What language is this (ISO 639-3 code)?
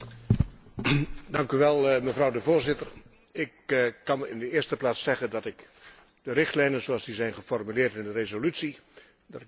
nld